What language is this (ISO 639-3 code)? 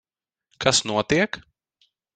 lav